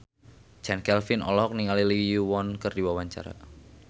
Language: Sundanese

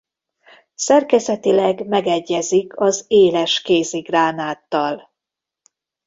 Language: Hungarian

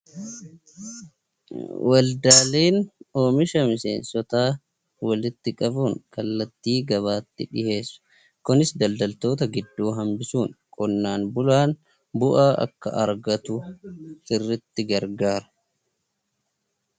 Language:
Oromo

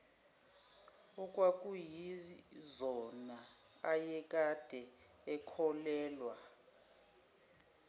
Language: Zulu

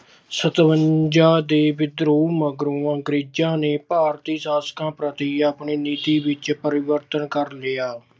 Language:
Punjabi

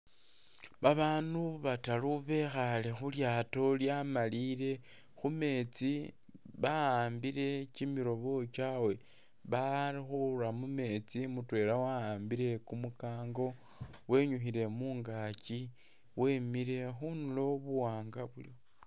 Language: Masaaba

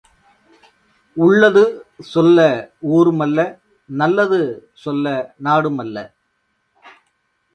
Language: Tamil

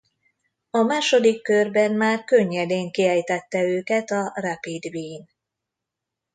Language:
Hungarian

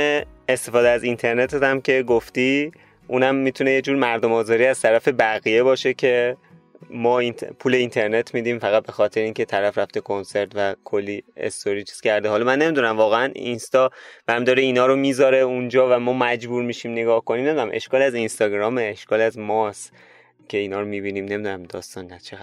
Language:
Persian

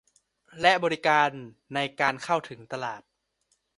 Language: Thai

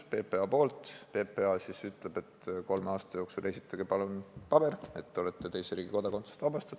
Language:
Estonian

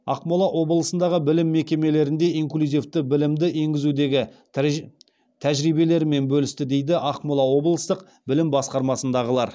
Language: Kazakh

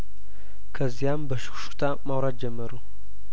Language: Amharic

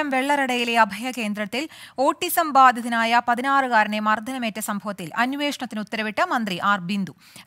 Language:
Malayalam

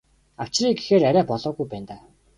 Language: Mongolian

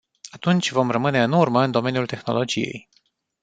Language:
Romanian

